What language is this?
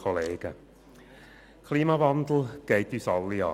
Swiss German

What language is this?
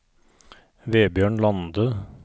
Norwegian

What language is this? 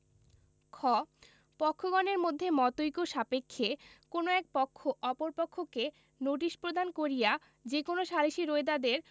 Bangla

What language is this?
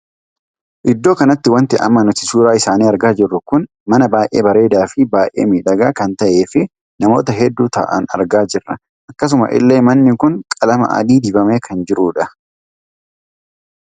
Oromo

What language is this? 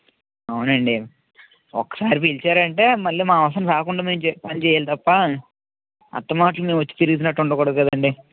Telugu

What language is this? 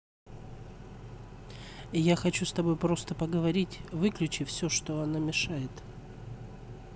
Russian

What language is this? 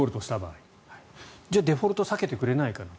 Japanese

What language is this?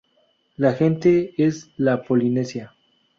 Spanish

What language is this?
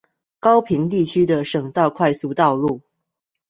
Chinese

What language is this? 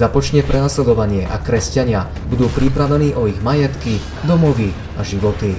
Slovak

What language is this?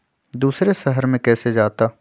Magahi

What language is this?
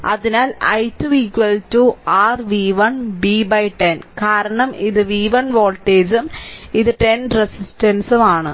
Malayalam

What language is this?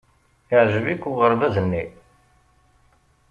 Kabyle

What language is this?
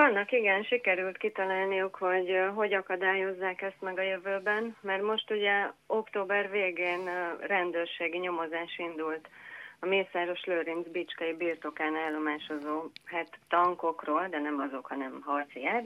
Hungarian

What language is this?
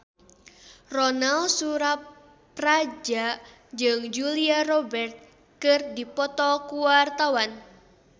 Sundanese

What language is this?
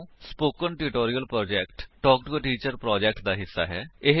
Punjabi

